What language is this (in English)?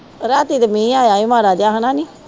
Punjabi